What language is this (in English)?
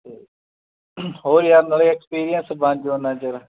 Punjabi